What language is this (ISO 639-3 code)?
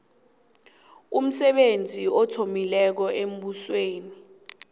nbl